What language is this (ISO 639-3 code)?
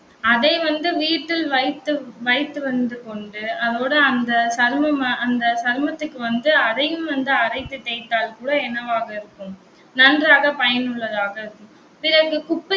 tam